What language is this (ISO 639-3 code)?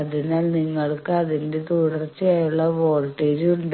mal